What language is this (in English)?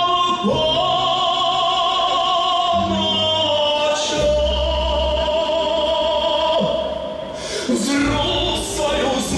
Greek